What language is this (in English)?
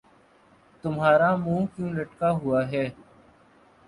Urdu